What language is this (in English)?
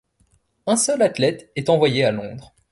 French